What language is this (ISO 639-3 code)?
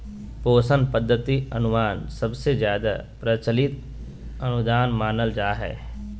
mag